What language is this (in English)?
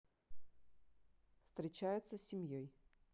Russian